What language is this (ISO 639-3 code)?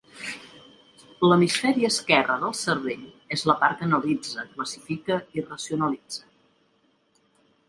cat